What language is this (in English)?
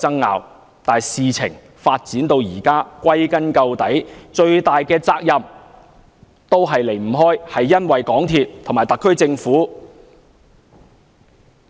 Cantonese